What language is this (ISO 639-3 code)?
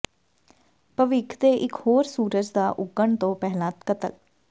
pan